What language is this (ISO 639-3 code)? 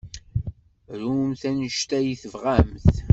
kab